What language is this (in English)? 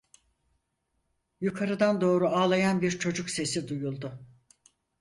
Turkish